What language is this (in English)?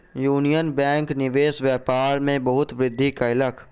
Maithili